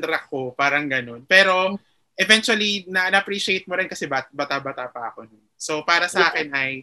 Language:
Filipino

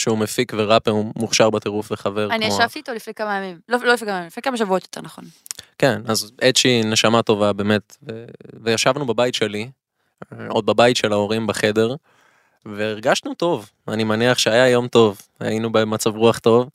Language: Hebrew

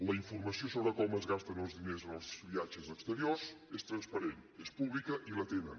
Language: Catalan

